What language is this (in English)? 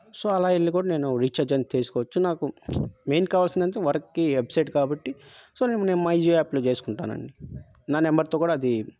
Telugu